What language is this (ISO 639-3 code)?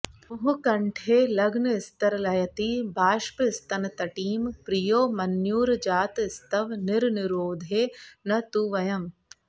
san